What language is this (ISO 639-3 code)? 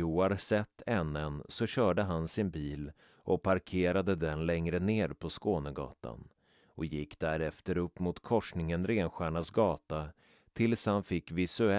swe